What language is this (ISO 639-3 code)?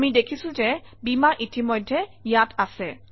asm